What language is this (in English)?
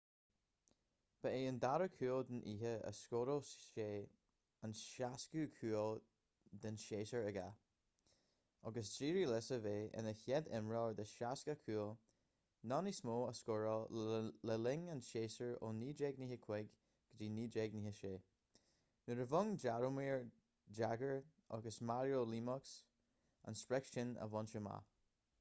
Irish